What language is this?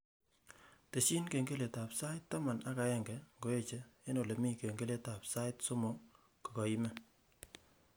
Kalenjin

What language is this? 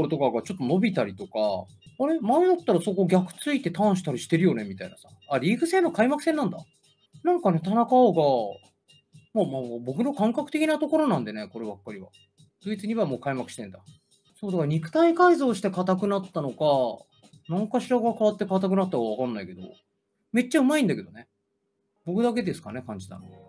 Japanese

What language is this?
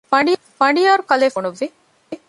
Divehi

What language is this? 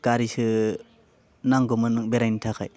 Bodo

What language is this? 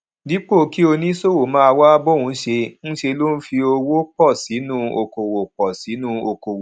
Yoruba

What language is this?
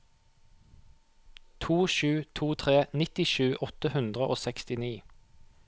Norwegian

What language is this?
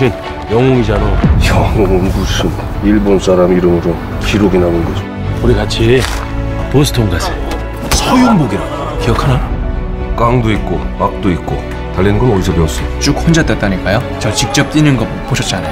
Korean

